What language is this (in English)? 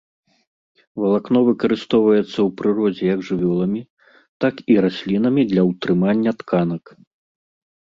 Belarusian